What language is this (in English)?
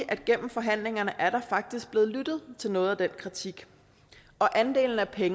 Danish